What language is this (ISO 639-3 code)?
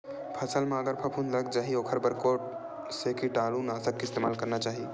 hne